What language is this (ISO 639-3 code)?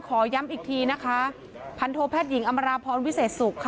tha